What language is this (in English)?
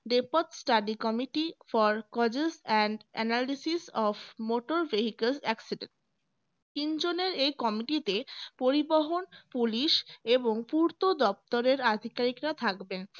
Bangla